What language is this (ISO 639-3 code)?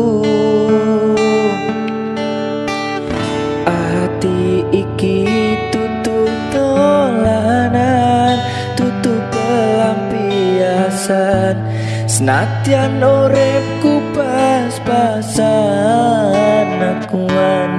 ind